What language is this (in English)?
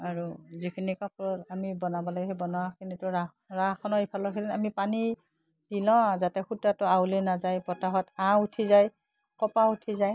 Assamese